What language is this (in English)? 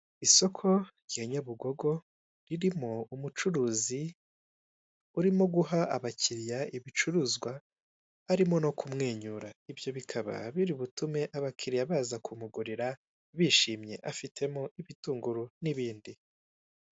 Kinyarwanda